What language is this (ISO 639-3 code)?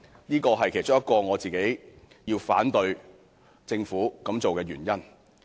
yue